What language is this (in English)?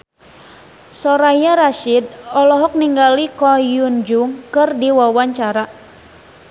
Sundanese